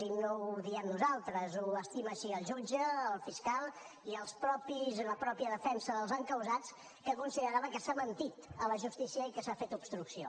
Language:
Catalan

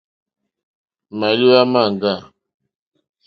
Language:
Mokpwe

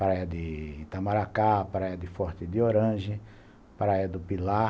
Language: Portuguese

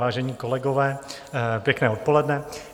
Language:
Czech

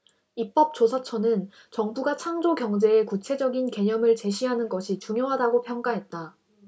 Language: Korean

